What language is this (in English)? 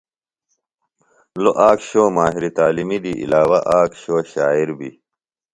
Phalura